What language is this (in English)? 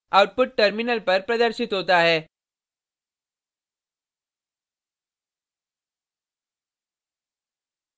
Hindi